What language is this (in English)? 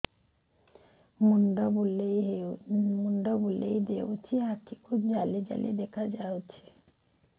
Odia